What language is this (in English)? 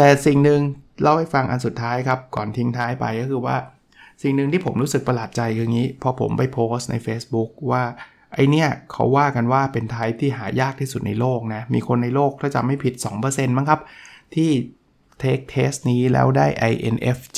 Thai